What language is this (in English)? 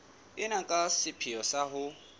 Southern Sotho